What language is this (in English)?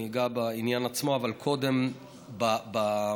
Hebrew